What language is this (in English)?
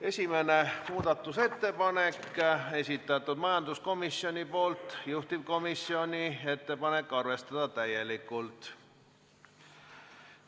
Estonian